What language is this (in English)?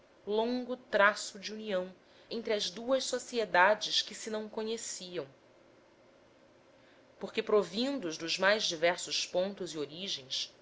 Portuguese